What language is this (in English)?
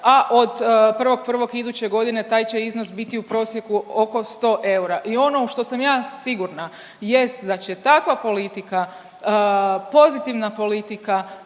Croatian